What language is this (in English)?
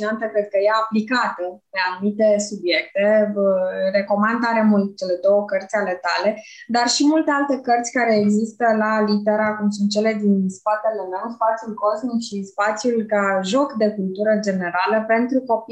Romanian